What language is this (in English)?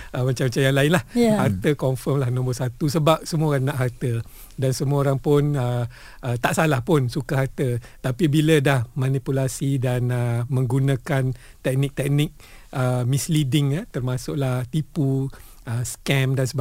Malay